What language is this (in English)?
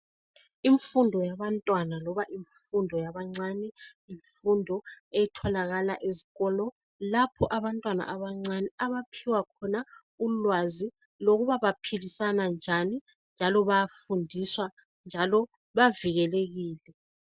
North Ndebele